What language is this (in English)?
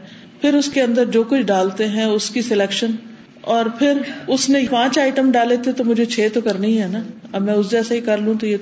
Urdu